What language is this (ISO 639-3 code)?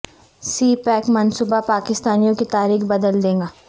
urd